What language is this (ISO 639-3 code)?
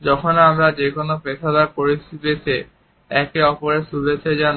ben